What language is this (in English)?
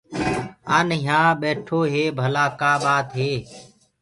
Gurgula